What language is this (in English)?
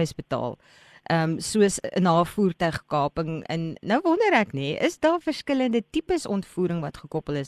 Dutch